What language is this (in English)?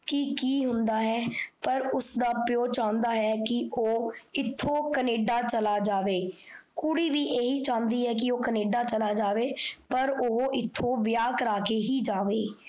Punjabi